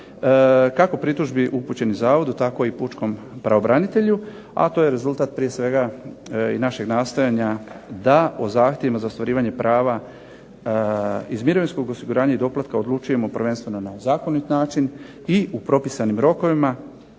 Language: Croatian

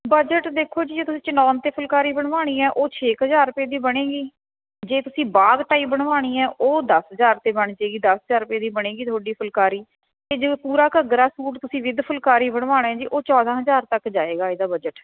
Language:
Punjabi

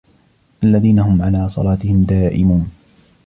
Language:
Arabic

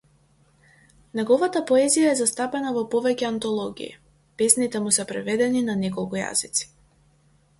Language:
Macedonian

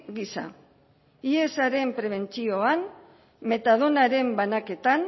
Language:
Basque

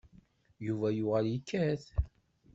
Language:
Kabyle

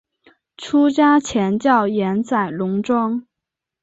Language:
Chinese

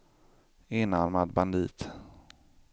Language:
Swedish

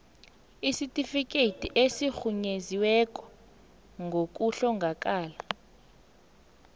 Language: South Ndebele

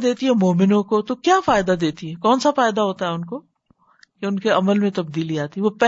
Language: Urdu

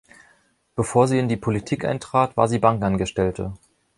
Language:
German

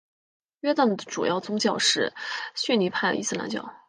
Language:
Chinese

